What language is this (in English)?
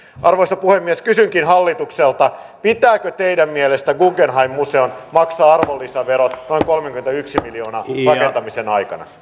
Finnish